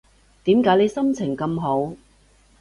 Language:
Cantonese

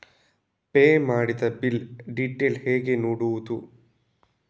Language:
Kannada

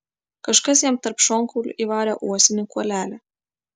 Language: Lithuanian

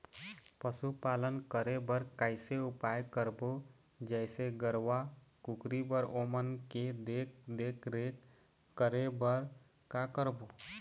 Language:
Chhattisgarhi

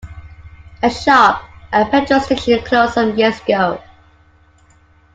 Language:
English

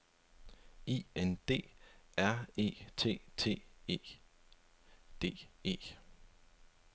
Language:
Danish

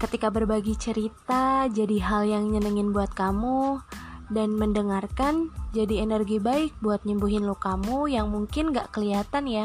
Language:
Indonesian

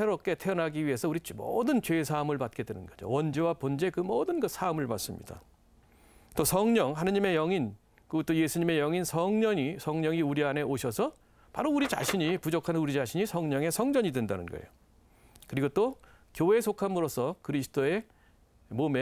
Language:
Korean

